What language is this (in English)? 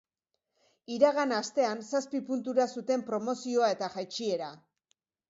Basque